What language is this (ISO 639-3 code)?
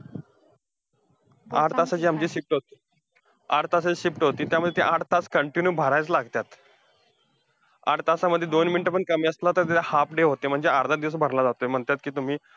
mar